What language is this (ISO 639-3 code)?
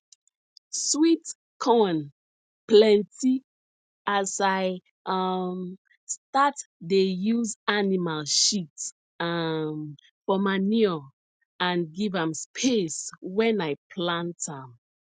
pcm